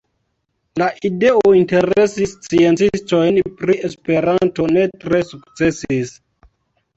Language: Esperanto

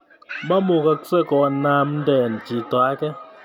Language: Kalenjin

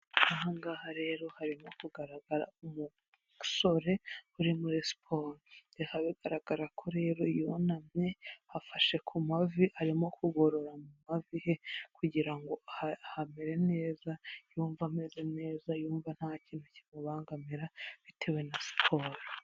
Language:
Kinyarwanda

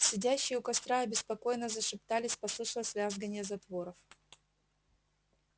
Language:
Russian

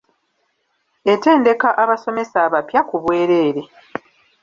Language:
Ganda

